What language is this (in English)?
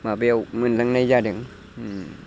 Bodo